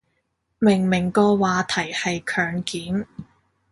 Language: Cantonese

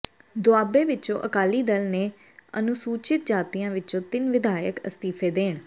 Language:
Punjabi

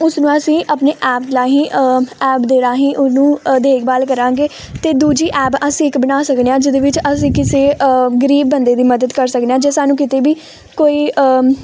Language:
Punjabi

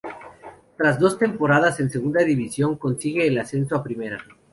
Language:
Spanish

